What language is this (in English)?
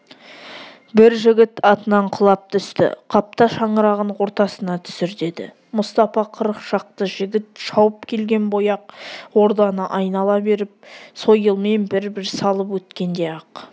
Kazakh